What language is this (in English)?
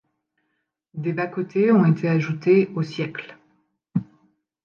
French